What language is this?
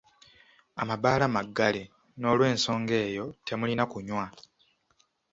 Ganda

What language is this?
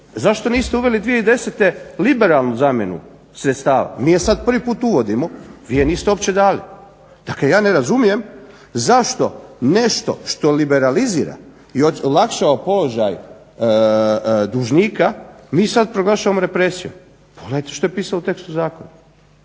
Croatian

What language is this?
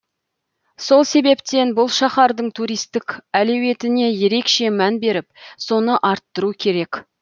Kazakh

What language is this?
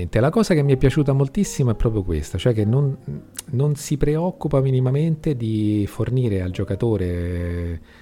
Italian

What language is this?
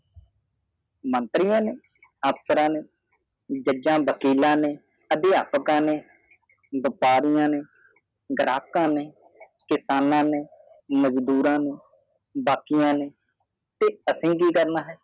Punjabi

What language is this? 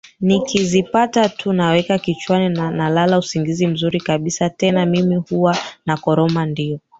Swahili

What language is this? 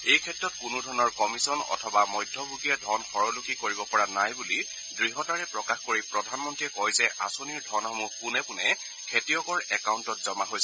Assamese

